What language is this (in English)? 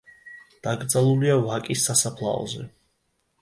Georgian